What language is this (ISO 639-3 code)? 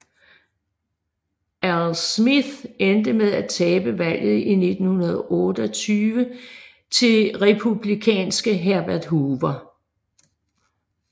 dan